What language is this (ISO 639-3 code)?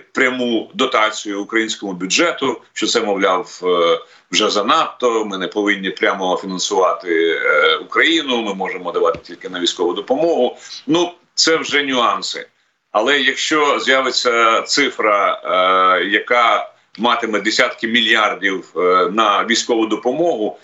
ukr